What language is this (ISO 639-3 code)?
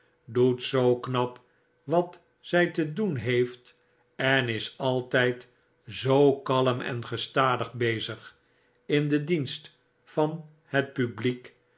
nld